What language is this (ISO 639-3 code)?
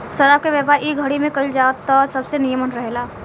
bho